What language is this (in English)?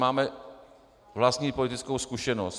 Czech